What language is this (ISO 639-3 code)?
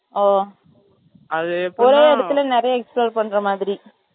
tam